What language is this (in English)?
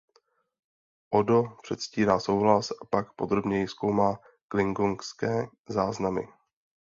Czech